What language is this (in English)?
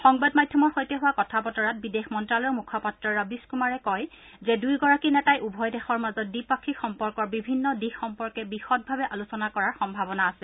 Assamese